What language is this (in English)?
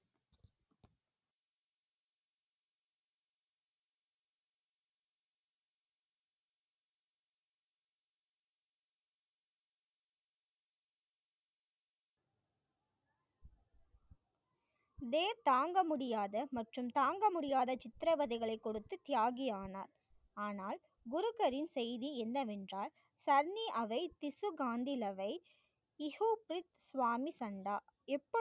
Tamil